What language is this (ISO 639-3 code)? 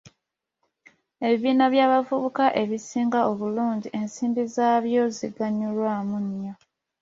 lug